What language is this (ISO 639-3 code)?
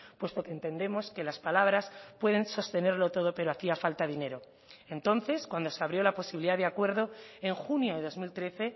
spa